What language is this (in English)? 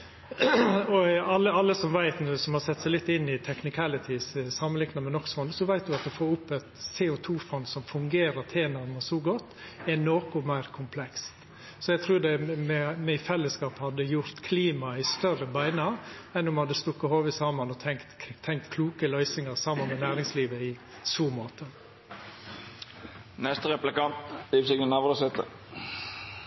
Norwegian Nynorsk